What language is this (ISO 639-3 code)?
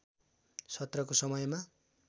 nep